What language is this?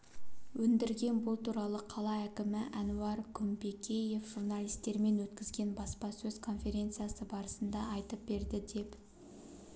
Kazakh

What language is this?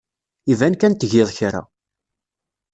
Kabyle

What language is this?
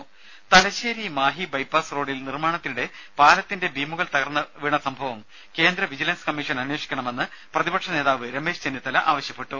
Malayalam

